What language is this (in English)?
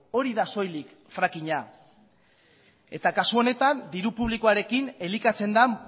Basque